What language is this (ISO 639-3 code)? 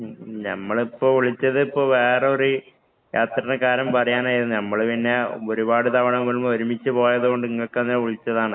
mal